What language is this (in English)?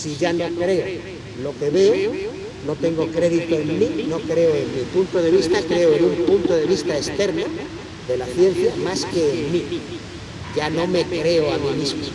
Spanish